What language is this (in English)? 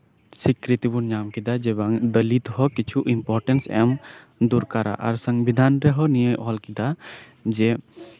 Santali